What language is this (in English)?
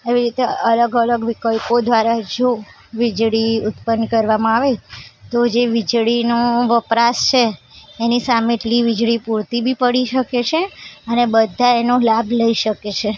Gujarati